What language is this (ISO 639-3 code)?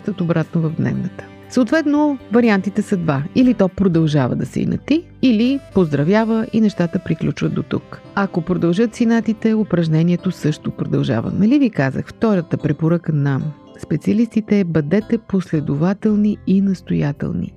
bul